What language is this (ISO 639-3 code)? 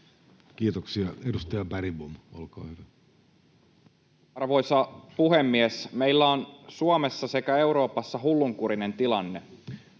fin